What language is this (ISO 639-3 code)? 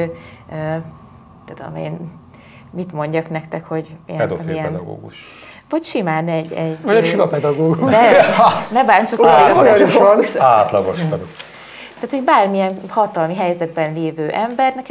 hun